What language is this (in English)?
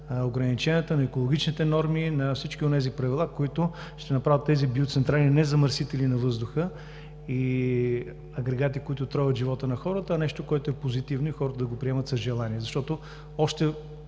Bulgarian